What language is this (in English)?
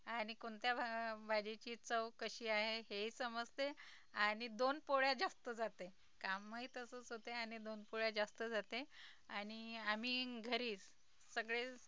Marathi